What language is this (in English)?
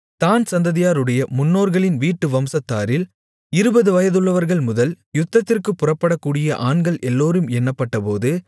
Tamil